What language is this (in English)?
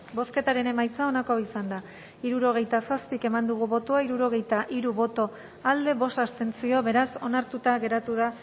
Basque